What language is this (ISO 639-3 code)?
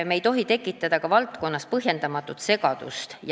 est